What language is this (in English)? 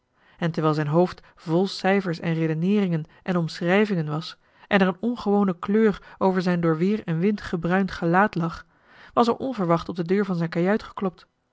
Dutch